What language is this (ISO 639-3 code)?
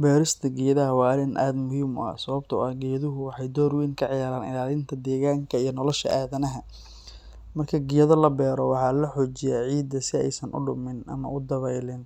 som